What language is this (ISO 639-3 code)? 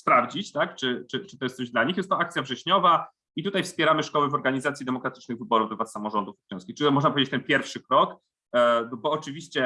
pol